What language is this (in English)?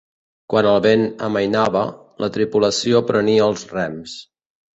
Catalan